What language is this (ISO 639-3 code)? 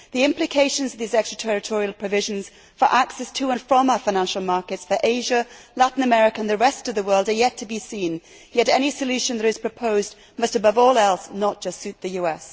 eng